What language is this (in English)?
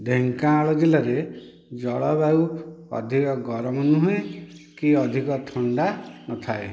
Odia